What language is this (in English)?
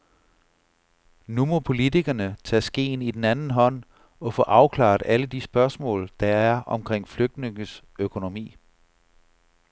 Danish